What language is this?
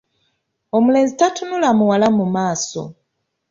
Ganda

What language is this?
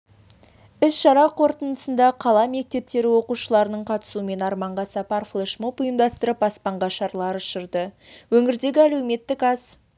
Kazakh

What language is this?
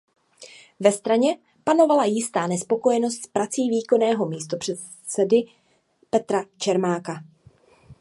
Czech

